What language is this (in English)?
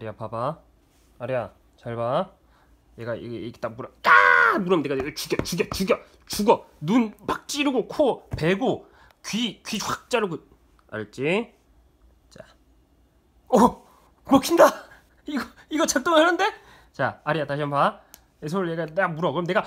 Korean